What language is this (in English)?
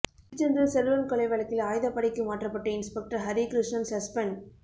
Tamil